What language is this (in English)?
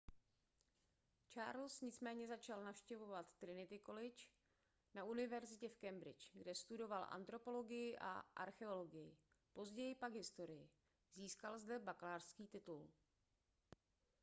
Czech